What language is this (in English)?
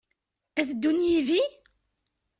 Kabyle